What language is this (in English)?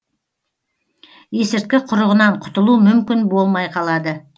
Kazakh